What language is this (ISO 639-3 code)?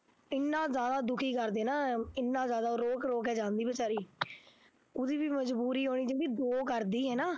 pan